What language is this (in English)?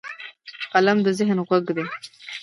Pashto